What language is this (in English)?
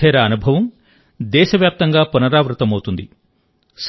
Telugu